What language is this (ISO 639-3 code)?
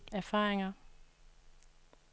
dan